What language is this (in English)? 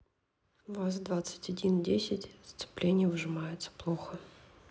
Russian